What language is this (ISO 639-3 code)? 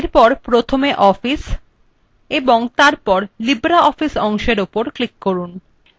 ben